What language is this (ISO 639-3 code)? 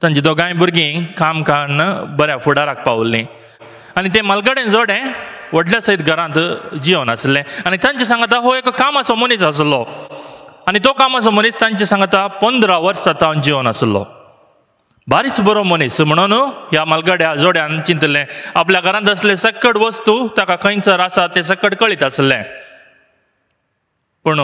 mar